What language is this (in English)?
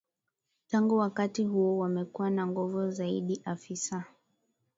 Swahili